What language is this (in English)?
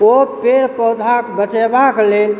Maithili